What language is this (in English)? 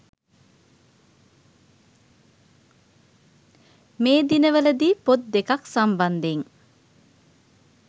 Sinhala